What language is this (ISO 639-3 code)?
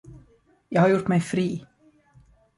swe